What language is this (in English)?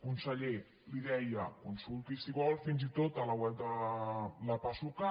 Catalan